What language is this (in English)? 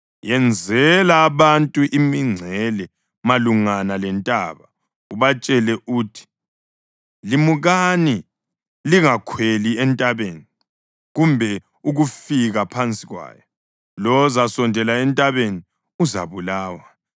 North Ndebele